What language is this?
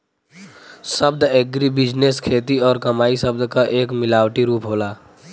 Bhojpuri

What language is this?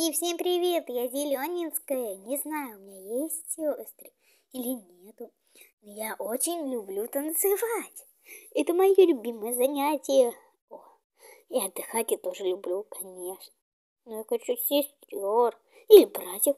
Russian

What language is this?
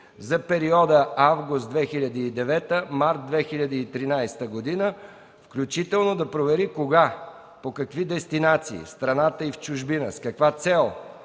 Bulgarian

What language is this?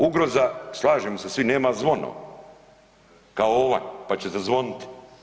Croatian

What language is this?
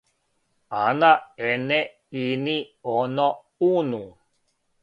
Serbian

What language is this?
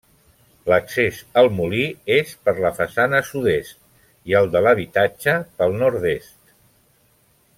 Catalan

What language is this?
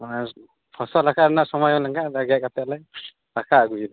Santali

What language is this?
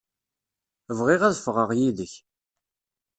Kabyle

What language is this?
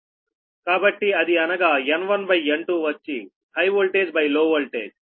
Telugu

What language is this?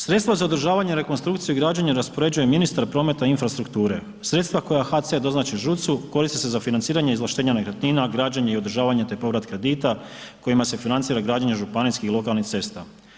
Croatian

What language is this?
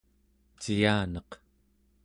Central Yupik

